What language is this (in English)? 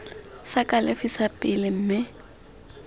Tswana